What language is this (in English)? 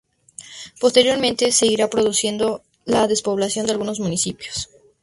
Spanish